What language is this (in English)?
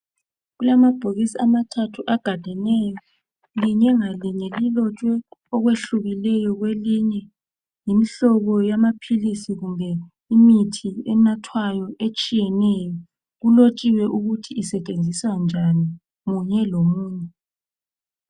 North Ndebele